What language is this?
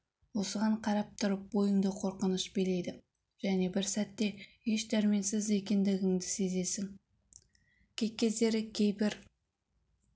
Kazakh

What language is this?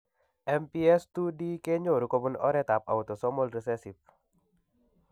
Kalenjin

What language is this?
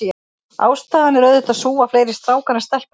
Icelandic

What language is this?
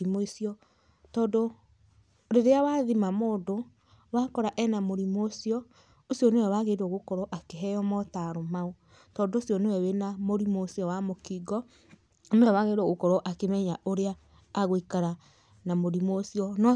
Kikuyu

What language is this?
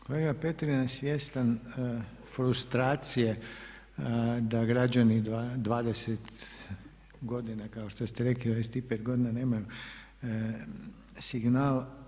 Croatian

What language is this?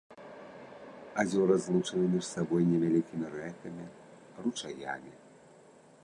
Belarusian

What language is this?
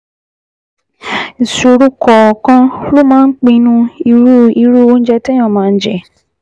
Yoruba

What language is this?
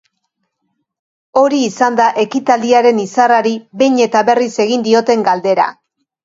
Basque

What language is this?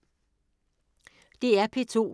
Danish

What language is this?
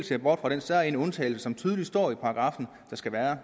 Danish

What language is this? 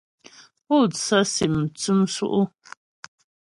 Ghomala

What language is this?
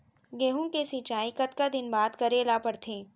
Chhattisgarhi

